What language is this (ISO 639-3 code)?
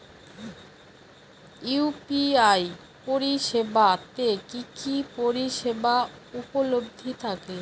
ben